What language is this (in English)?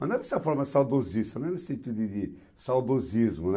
Portuguese